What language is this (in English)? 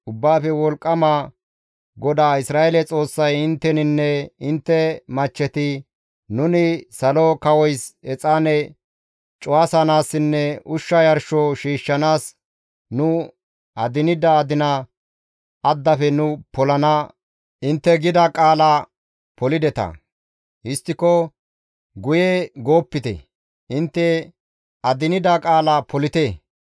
Gamo